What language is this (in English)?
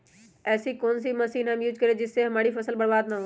Magahi